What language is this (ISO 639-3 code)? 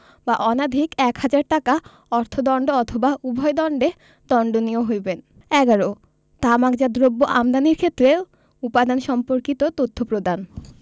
ben